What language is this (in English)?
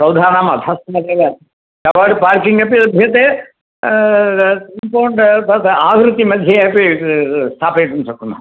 Sanskrit